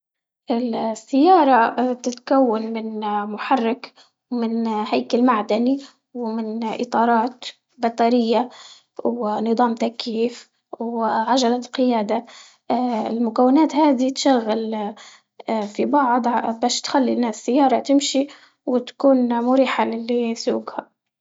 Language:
Libyan Arabic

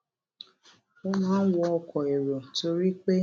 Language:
Yoruba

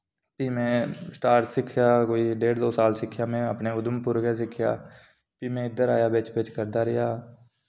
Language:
Dogri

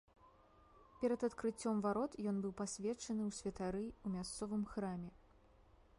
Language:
Belarusian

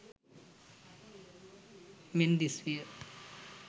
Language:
Sinhala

